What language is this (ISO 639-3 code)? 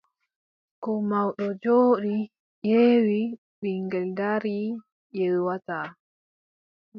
fub